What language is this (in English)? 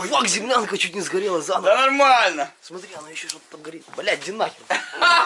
Russian